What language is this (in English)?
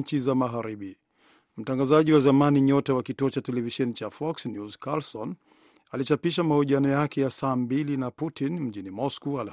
Swahili